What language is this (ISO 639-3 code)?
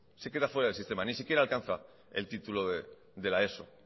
spa